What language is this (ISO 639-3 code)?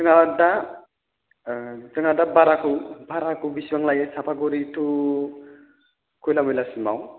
brx